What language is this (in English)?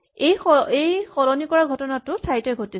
Assamese